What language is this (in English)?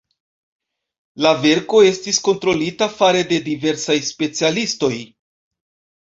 Esperanto